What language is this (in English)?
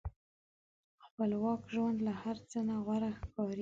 Pashto